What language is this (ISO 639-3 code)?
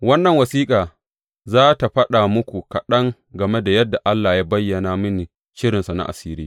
hau